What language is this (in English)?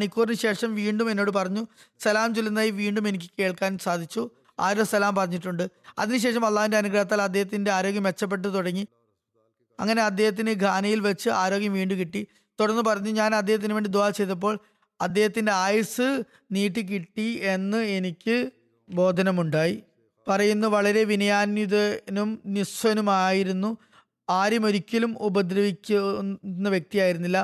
Malayalam